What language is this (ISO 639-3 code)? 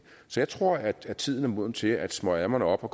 dan